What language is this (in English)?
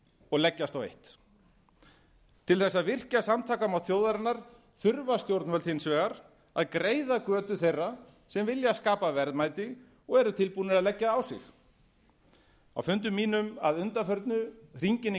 Icelandic